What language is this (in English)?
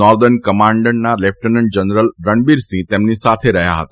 Gujarati